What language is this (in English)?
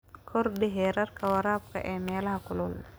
Somali